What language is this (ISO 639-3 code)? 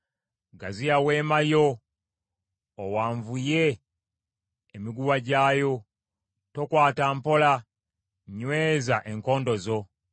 lug